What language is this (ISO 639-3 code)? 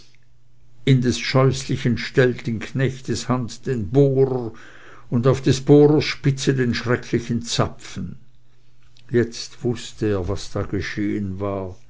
deu